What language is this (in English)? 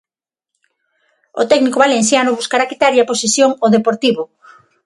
Galician